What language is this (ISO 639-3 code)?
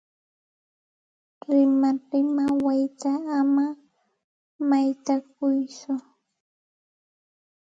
qxt